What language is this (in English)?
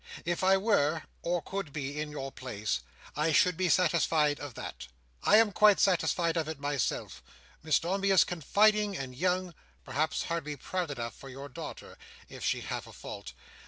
English